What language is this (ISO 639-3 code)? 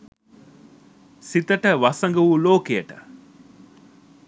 sin